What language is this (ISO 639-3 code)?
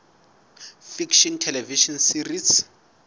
sot